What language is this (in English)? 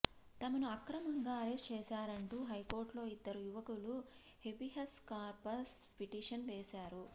Telugu